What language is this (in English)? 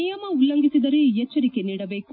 Kannada